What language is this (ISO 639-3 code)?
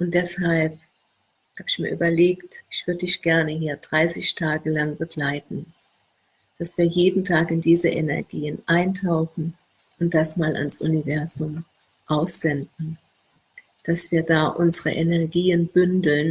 deu